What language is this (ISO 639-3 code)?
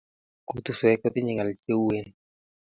kln